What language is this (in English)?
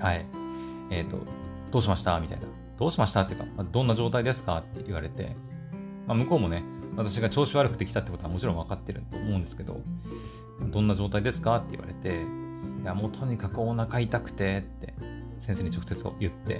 Japanese